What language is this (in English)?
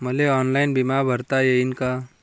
Marathi